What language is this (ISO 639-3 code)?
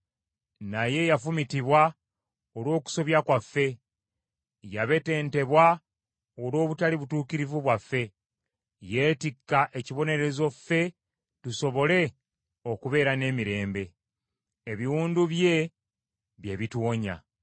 lug